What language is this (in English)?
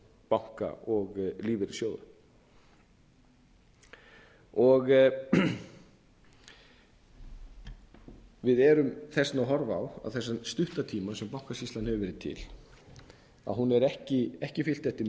Icelandic